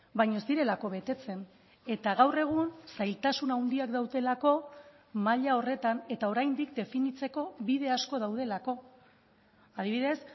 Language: Basque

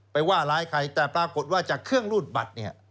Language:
Thai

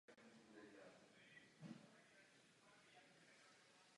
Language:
Czech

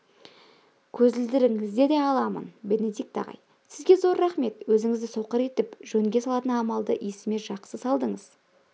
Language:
Kazakh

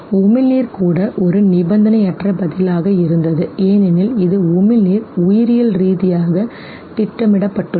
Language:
Tamil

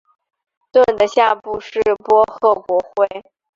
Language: Chinese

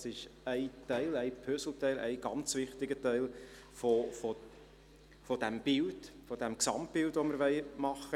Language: Swiss German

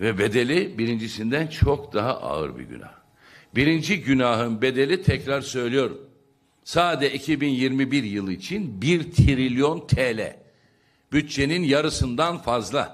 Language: Turkish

